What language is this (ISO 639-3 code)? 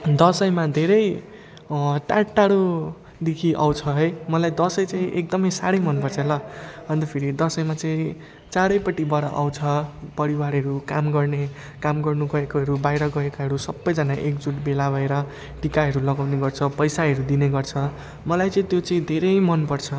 nep